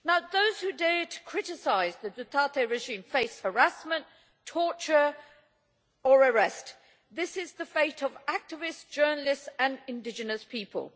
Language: English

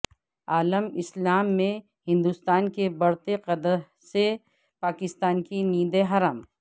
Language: Urdu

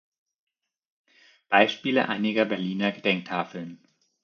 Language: German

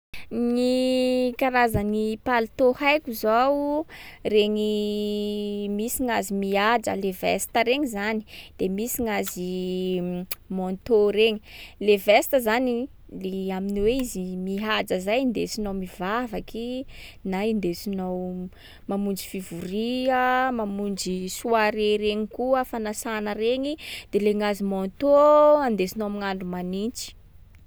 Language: Sakalava Malagasy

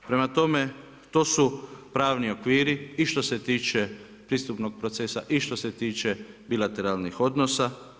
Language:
Croatian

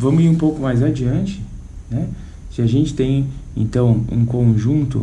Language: Portuguese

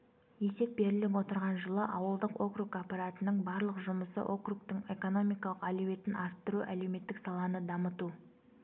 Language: Kazakh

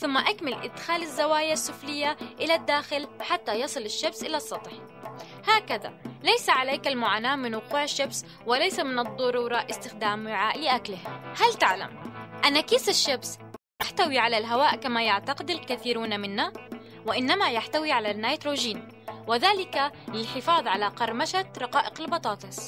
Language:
Arabic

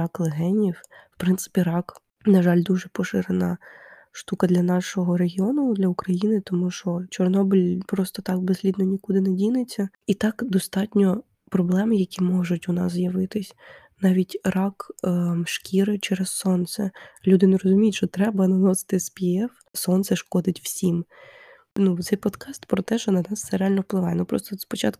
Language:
Ukrainian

